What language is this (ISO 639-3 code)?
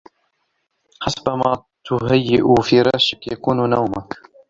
ara